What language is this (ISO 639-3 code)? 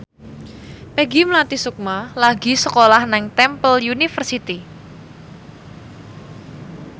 jav